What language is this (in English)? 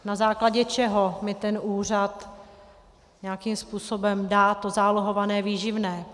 Czech